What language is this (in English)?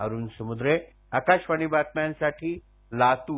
Marathi